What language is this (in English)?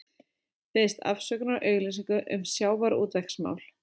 Icelandic